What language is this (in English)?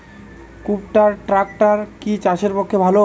Bangla